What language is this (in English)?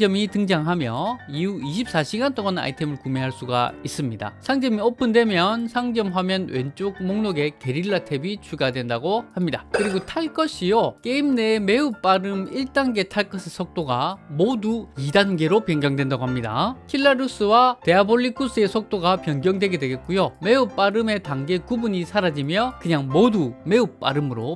Korean